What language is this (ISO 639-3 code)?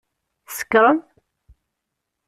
kab